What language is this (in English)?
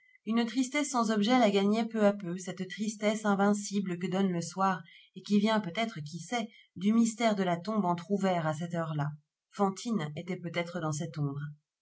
French